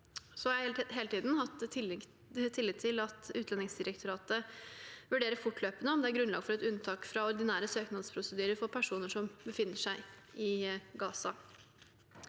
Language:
Norwegian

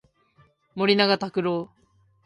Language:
Japanese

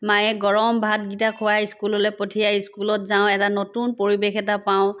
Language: Assamese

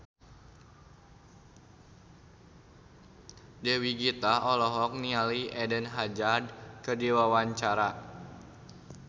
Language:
Sundanese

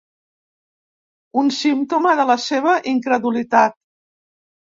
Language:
Catalan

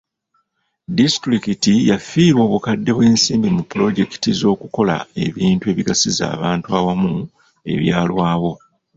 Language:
Ganda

